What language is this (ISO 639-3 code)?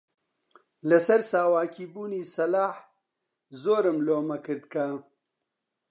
ckb